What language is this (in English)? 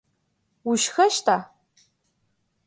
Adyghe